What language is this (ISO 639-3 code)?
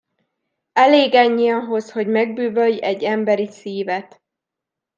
hun